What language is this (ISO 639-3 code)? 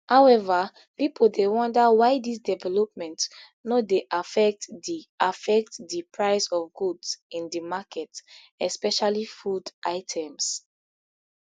pcm